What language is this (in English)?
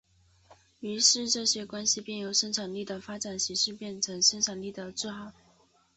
Chinese